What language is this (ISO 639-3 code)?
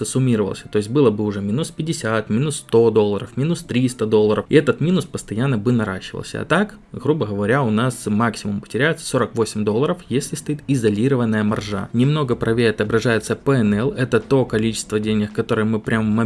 rus